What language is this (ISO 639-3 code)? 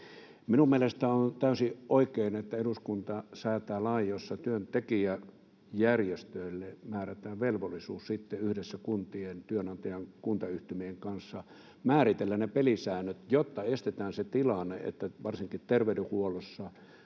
fin